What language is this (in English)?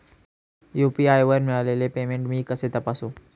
Marathi